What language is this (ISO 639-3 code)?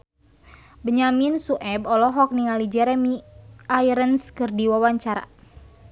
sun